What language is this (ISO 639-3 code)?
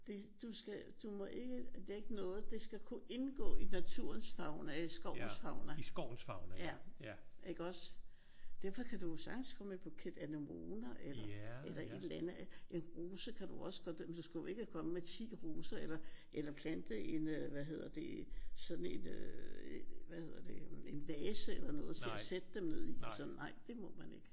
dan